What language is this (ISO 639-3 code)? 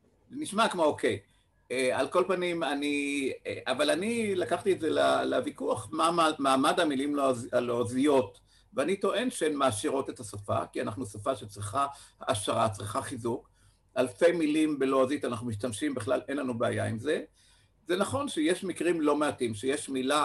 heb